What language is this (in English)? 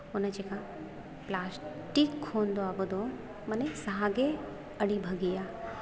Santali